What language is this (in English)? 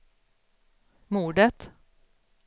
Swedish